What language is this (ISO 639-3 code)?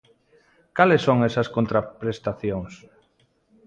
glg